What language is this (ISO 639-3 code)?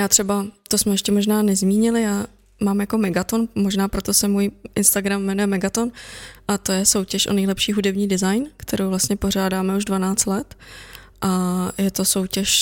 ces